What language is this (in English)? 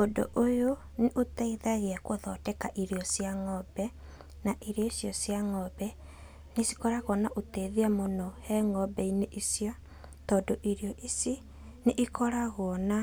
Kikuyu